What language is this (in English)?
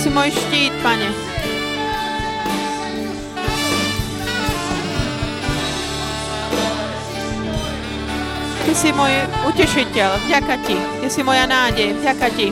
Slovak